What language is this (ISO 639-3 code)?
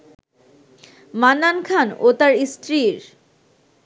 ben